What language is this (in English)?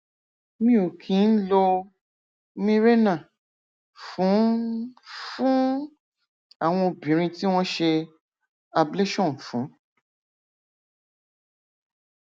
Yoruba